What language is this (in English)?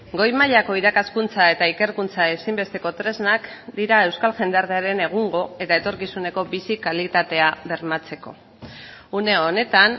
Basque